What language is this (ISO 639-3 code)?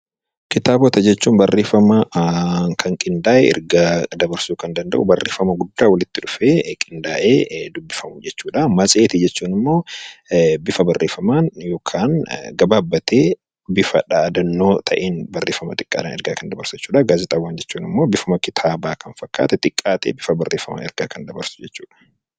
orm